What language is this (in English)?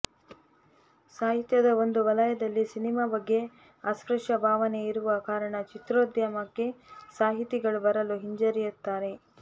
Kannada